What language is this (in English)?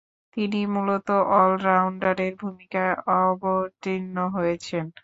Bangla